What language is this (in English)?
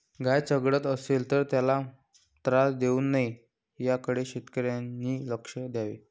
Marathi